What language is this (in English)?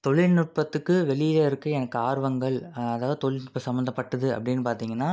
Tamil